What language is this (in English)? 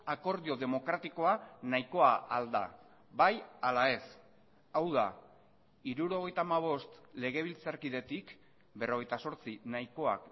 Basque